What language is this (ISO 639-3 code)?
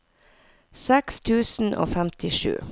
nor